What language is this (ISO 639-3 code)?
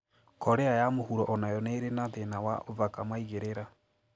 kik